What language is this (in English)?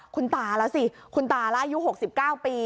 Thai